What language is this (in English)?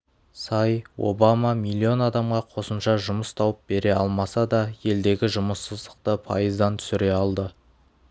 Kazakh